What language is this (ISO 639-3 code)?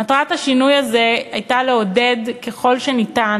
heb